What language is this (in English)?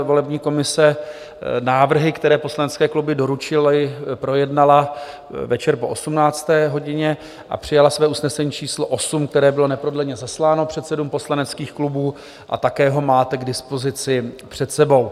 Czech